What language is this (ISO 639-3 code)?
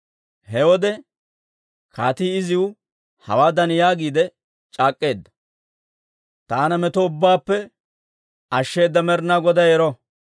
dwr